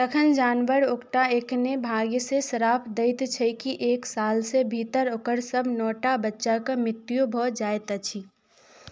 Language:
Maithili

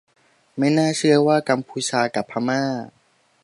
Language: Thai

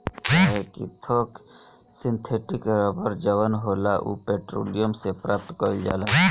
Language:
Bhojpuri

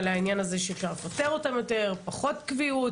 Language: Hebrew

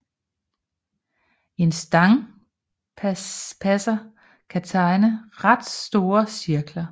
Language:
Danish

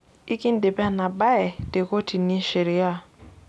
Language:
Masai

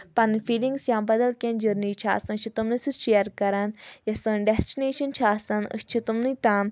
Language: Kashmiri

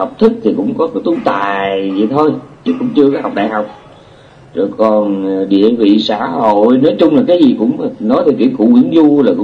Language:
Vietnamese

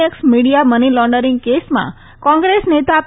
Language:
Gujarati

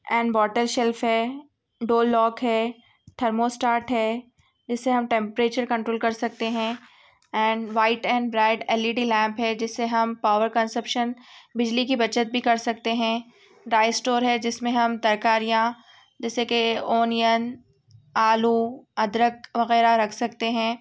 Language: Urdu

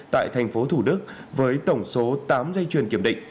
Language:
Vietnamese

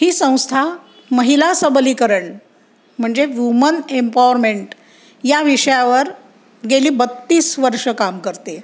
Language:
Marathi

